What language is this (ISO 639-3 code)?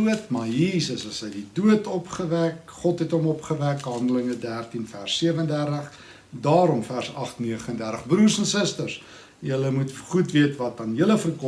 nld